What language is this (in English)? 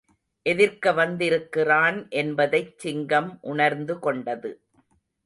Tamil